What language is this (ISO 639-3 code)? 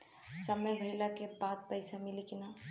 bho